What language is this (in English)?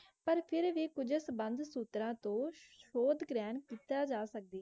Punjabi